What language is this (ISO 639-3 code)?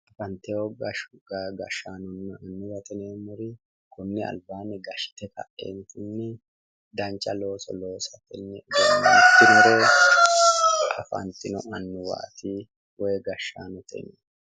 sid